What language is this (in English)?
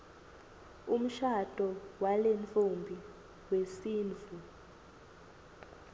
Swati